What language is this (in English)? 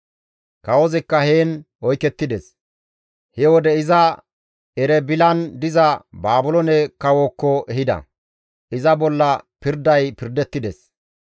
Gamo